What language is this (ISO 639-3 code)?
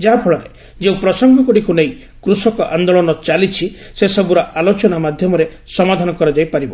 ori